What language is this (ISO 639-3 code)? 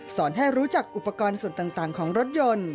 tha